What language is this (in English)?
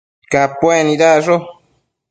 Matsés